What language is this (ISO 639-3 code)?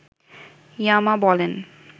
ben